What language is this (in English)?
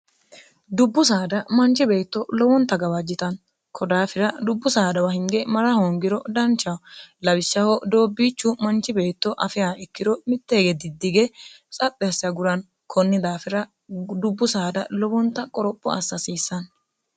Sidamo